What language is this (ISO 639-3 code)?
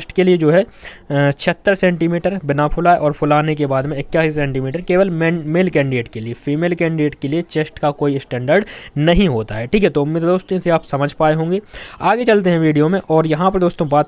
hin